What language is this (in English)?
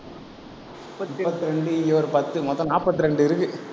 Tamil